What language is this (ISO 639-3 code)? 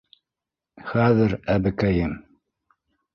bak